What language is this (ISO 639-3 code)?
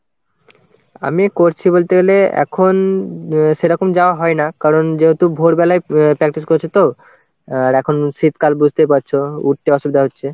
ben